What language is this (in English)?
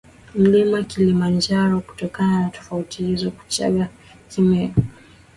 Swahili